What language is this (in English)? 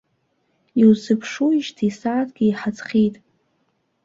Abkhazian